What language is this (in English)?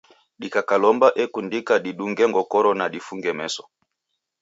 Taita